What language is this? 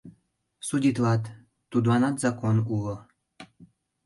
Mari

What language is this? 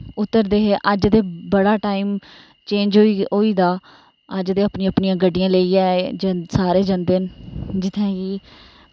Dogri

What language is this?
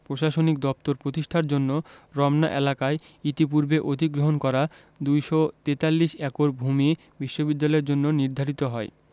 Bangla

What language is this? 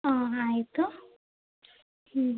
Kannada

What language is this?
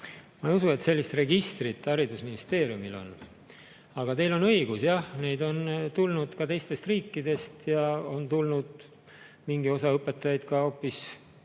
Estonian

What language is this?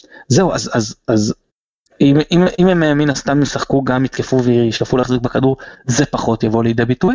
Hebrew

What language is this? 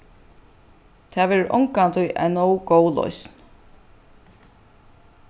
Faroese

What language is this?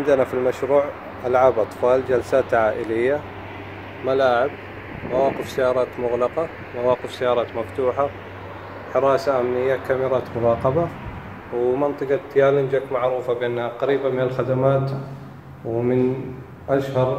Arabic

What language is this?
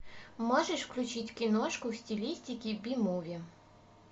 Russian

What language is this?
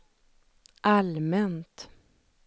Swedish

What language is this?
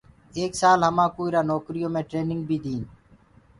Gurgula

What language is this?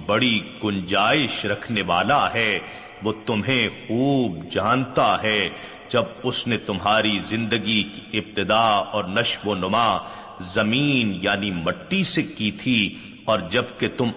Urdu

